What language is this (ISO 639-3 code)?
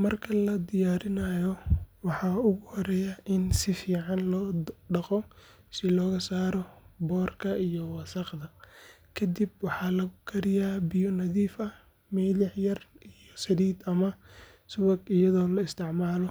som